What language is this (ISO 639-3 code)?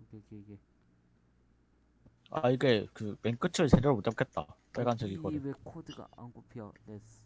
kor